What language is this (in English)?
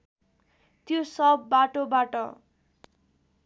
Nepali